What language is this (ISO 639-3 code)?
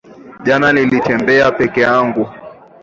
swa